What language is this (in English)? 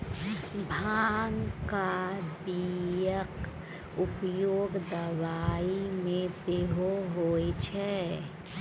Maithili